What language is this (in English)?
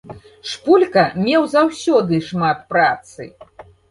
Belarusian